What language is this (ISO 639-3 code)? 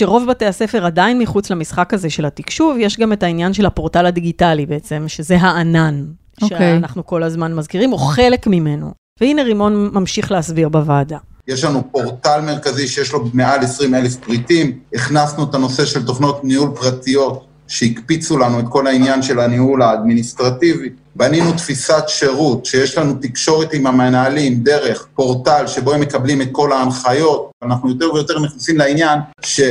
heb